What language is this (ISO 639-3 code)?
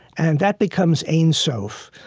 eng